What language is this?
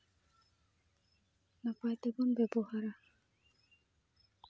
Santali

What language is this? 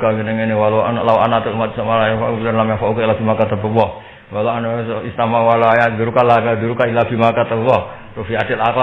Indonesian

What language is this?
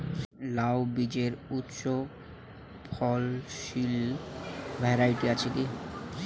Bangla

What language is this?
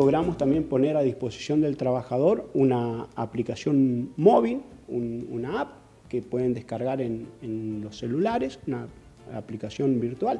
Spanish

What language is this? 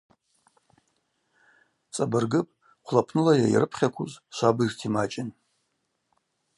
Abaza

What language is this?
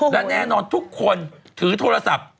Thai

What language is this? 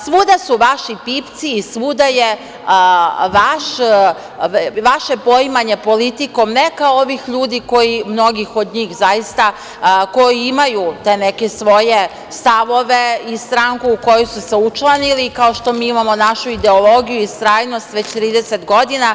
Serbian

